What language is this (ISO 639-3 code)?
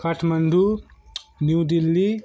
nep